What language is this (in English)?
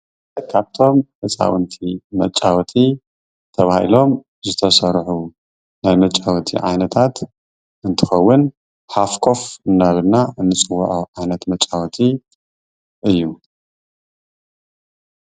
Tigrinya